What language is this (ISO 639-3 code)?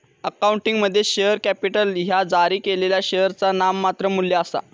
mar